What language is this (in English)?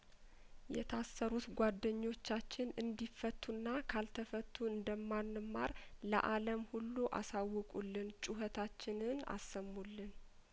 Amharic